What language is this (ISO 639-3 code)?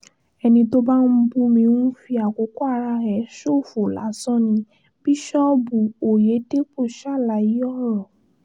yor